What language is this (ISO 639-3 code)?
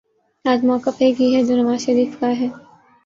urd